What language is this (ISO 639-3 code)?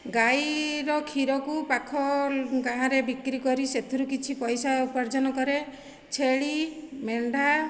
ori